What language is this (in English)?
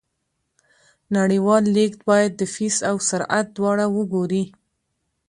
Pashto